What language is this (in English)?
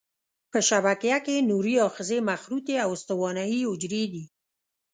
Pashto